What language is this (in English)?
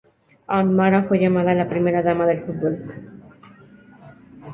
Spanish